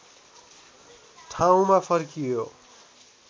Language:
Nepali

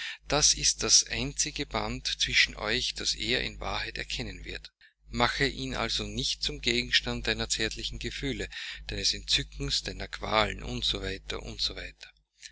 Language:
German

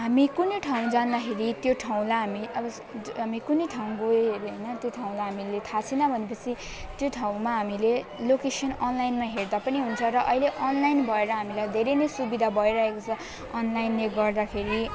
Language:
Nepali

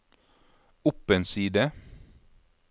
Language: Norwegian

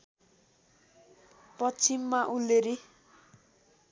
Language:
Nepali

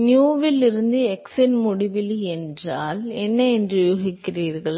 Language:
Tamil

